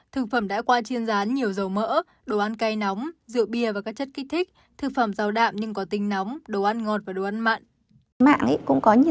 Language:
Vietnamese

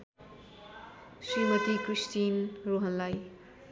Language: Nepali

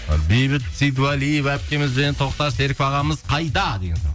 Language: Kazakh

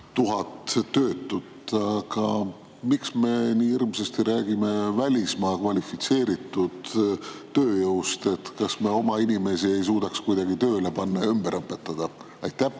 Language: Estonian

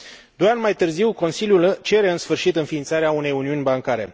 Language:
Romanian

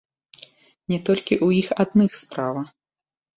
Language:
Belarusian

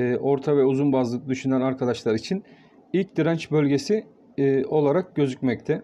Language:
Turkish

